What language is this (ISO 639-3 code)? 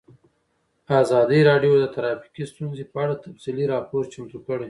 pus